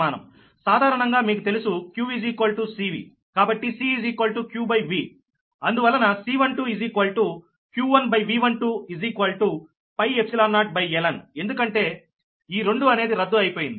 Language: Telugu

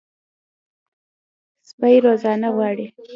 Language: Pashto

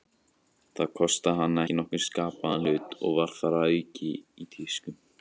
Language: Icelandic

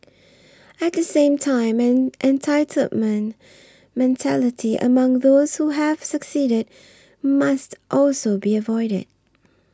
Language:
English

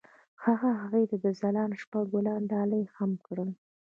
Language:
Pashto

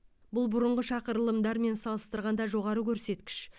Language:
Kazakh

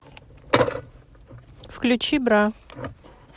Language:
Russian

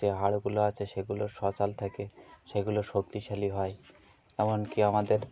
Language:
Bangla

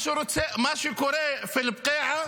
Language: Hebrew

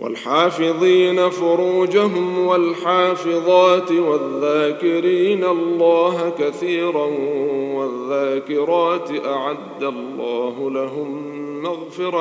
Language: Arabic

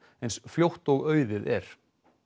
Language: Icelandic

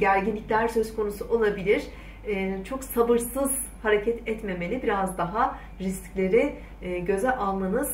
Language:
Turkish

